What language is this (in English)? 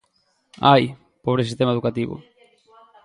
Galician